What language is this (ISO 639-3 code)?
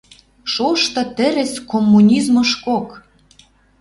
mrj